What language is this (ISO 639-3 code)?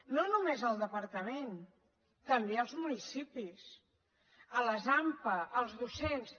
cat